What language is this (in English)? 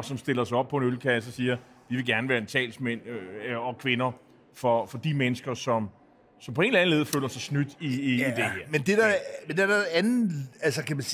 Danish